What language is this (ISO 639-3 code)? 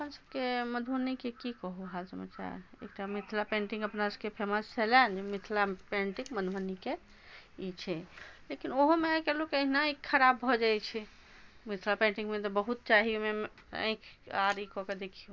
mai